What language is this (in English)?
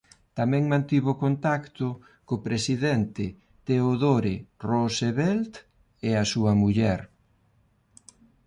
Galician